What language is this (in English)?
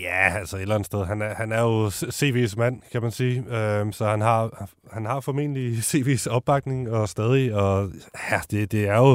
Danish